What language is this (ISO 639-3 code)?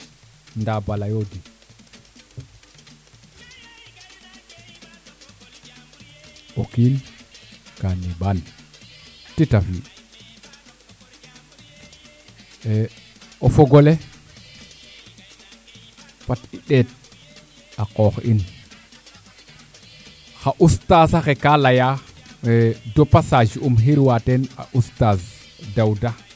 srr